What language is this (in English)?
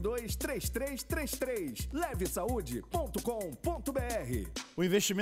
Portuguese